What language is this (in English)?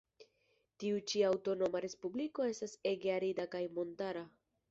Esperanto